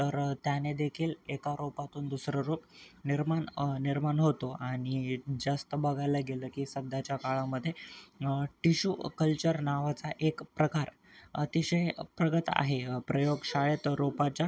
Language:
Marathi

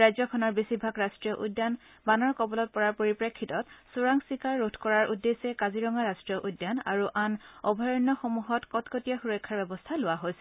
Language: Assamese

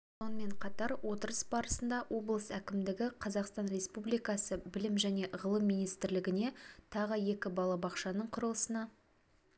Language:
Kazakh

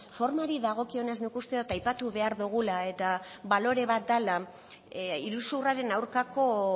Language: Basque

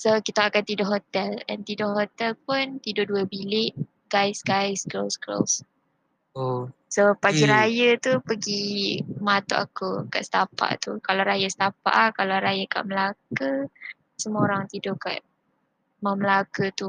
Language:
Malay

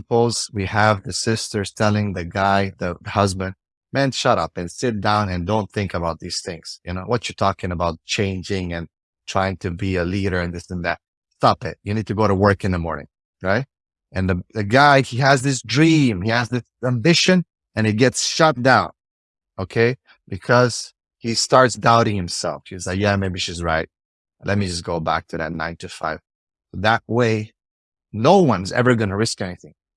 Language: English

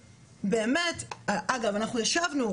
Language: Hebrew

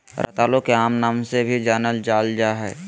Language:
Magahi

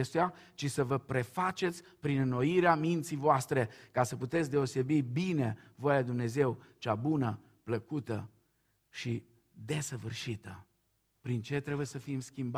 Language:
Romanian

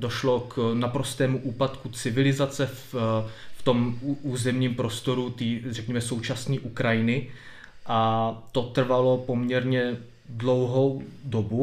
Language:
Czech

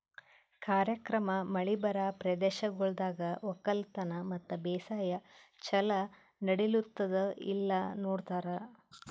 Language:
Kannada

